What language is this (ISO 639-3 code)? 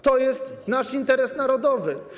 pol